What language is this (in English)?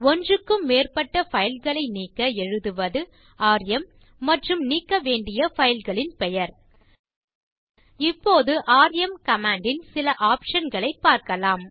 Tamil